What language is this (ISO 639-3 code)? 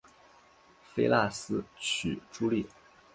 zho